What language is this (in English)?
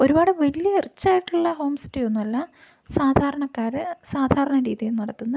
Malayalam